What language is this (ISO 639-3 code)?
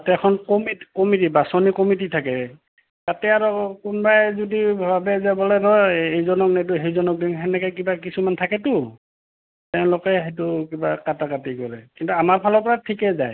asm